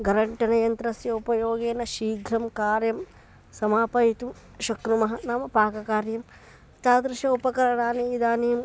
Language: Sanskrit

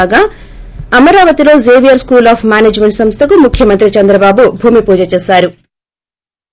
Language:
Telugu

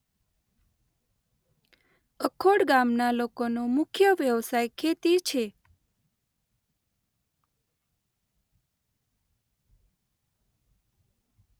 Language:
Gujarati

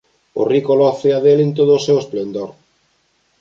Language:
Galician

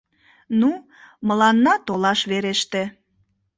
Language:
Mari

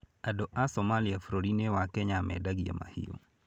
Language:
Kikuyu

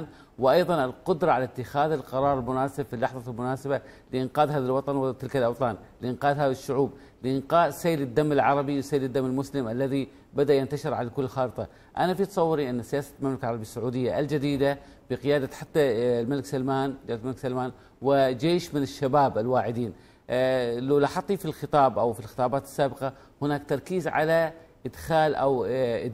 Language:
Arabic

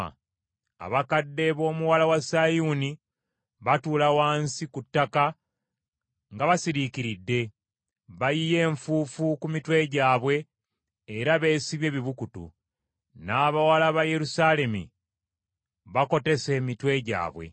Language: Ganda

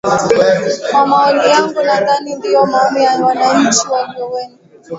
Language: Swahili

